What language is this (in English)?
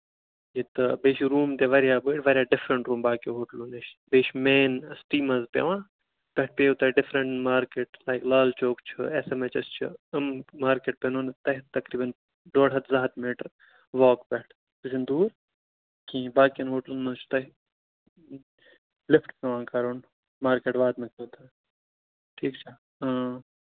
Kashmiri